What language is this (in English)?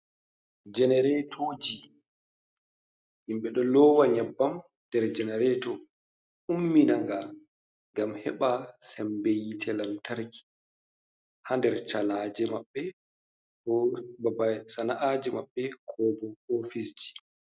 Fula